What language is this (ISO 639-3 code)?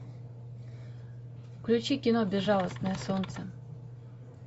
rus